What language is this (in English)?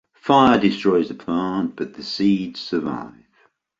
English